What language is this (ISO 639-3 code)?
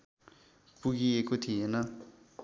nep